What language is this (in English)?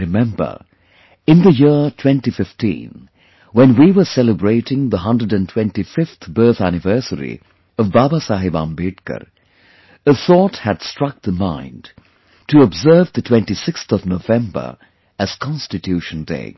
English